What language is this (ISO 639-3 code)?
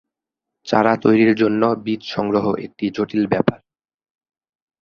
ben